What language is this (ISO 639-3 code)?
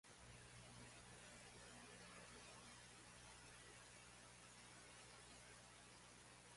mkd